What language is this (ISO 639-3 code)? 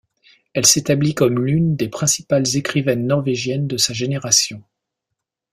fra